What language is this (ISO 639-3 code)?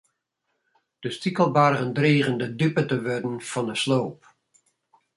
fry